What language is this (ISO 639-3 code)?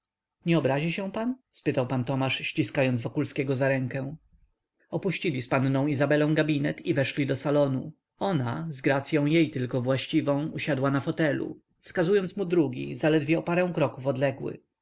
pol